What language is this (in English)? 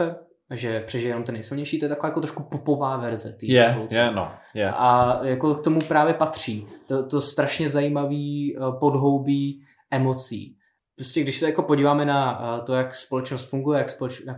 Czech